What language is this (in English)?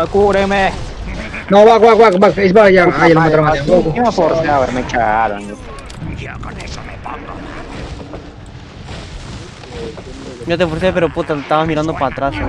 Spanish